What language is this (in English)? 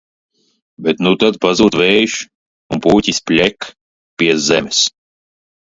Latvian